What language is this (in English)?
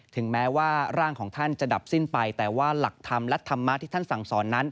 Thai